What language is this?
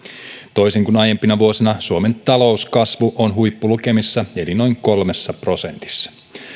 Finnish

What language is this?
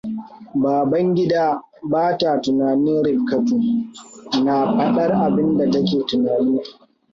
Hausa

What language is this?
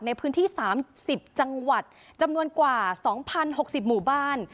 Thai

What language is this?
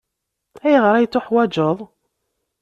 Kabyle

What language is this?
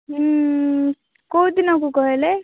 Odia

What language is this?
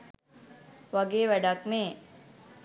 Sinhala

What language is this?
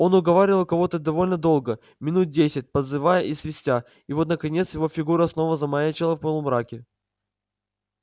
Russian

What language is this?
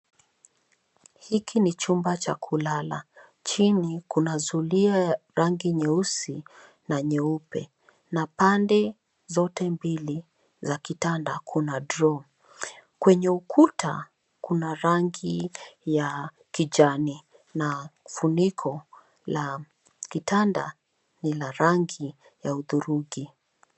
Swahili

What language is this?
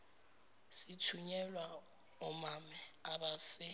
Zulu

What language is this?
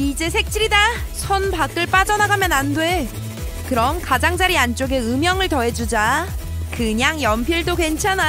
Korean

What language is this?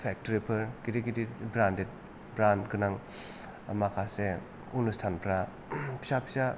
Bodo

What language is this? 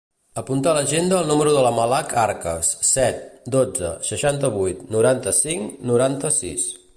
Catalan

